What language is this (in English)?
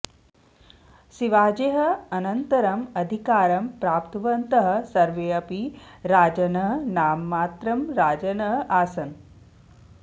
Sanskrit